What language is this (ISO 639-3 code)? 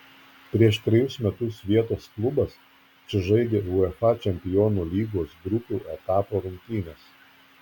lit